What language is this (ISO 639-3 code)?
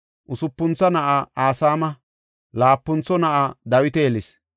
gof